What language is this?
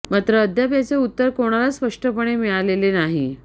Marathi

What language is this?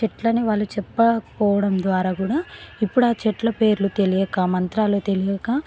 Telugu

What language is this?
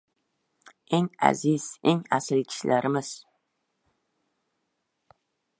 Uzbek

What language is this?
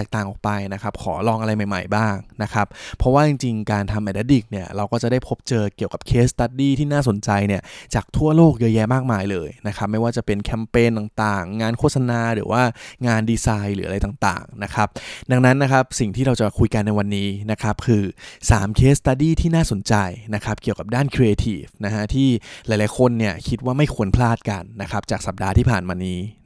Thai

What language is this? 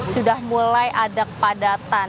Indonesian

